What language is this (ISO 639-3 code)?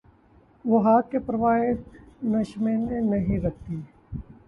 urd